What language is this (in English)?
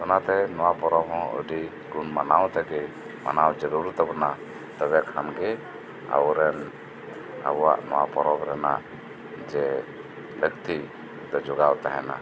Santali